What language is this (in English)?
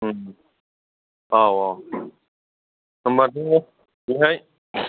Bodo